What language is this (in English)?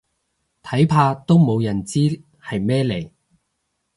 Cantonese